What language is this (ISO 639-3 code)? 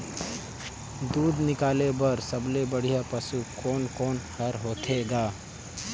hne